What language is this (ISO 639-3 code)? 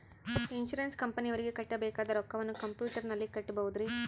kan